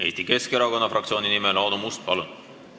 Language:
Estonian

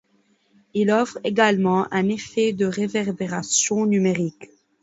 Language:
French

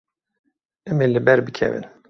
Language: Kurdish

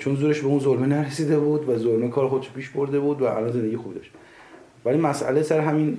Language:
Persian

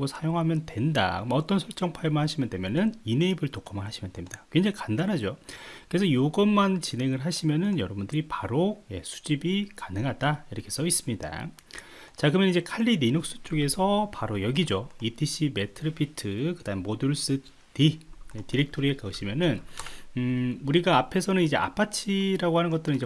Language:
Korean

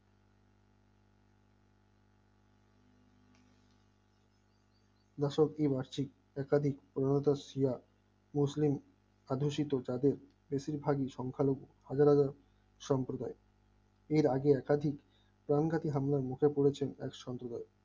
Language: Bangla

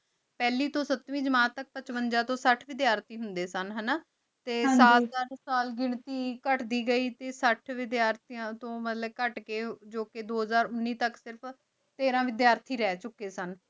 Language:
Punjabi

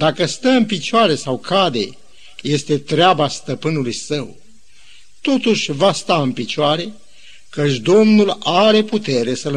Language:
Romanian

